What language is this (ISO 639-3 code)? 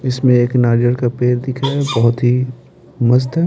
hin